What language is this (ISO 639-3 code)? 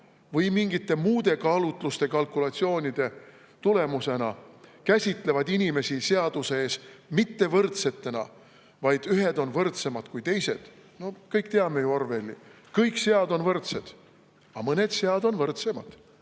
est